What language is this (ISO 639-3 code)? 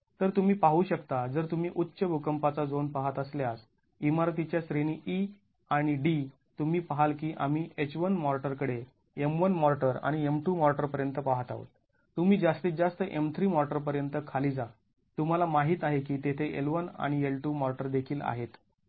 mar